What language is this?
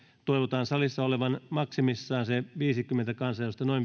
Finnish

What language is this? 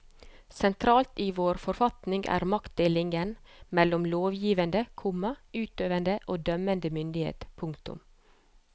Norwegian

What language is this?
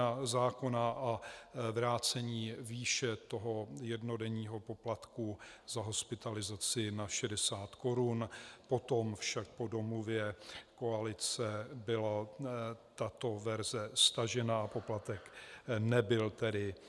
Czech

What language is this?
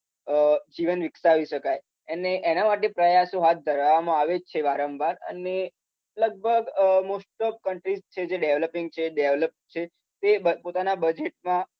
Gujarati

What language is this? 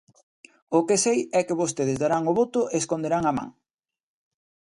Galician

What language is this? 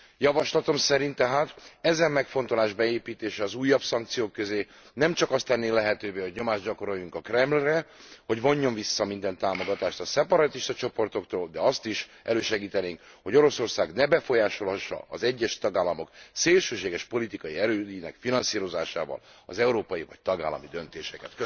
Hungarian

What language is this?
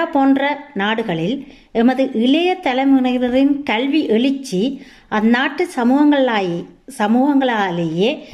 Tamil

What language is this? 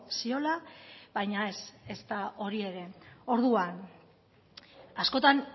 Basque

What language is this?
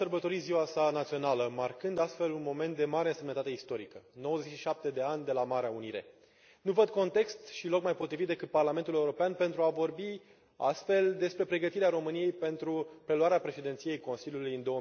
Romanian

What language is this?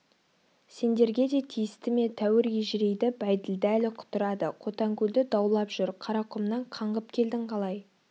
Kazakh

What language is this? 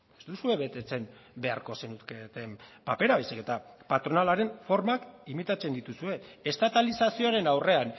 Basque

